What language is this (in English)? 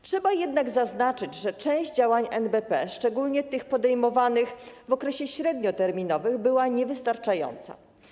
Polish